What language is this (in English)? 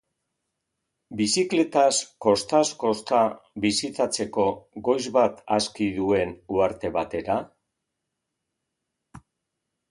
Basque